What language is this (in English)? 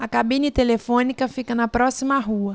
Portuguese